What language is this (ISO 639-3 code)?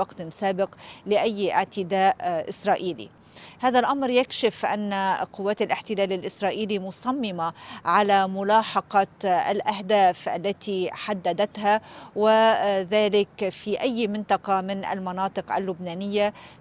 ara